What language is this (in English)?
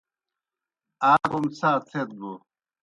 Kohistani Shina